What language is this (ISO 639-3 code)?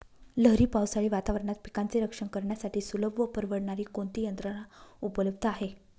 mar